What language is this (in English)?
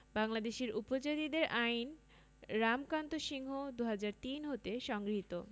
Bangla